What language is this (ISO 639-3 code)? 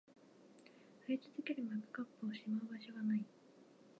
jpn